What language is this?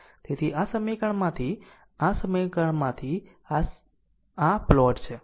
Gujarati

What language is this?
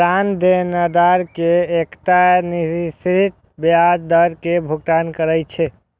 Maithili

